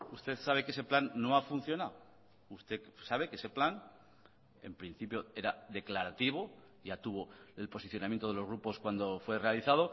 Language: Spanish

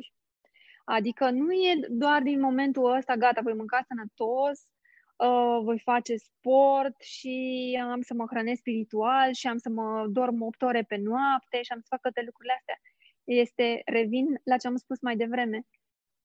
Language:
Romanian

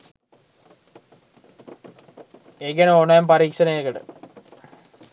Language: Sinhala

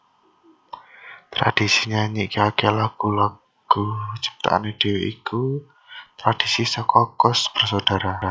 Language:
Javanese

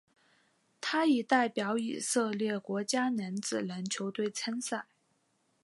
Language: Chinese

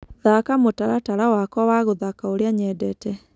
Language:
Kikuyu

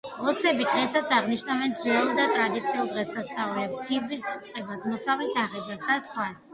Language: Georgian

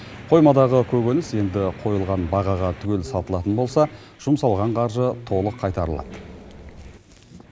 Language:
Kazakh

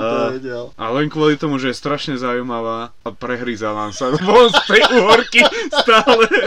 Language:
Slovak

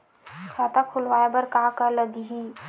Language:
Chhattisgarhi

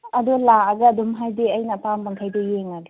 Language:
Manipuri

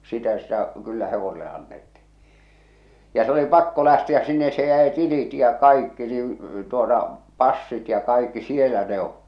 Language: Finnish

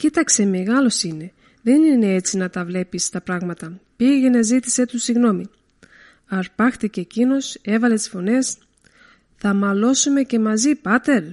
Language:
Greek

